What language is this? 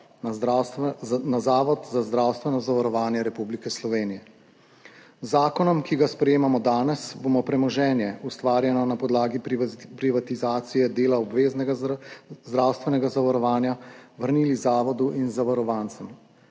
Slovenian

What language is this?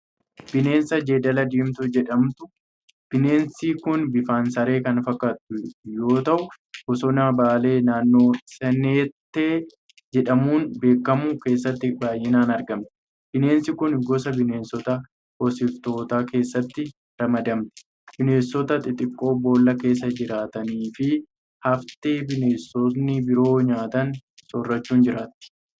Oromo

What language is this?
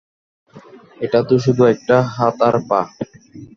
Bangla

